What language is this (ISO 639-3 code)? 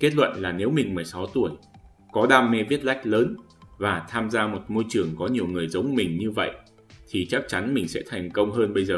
vie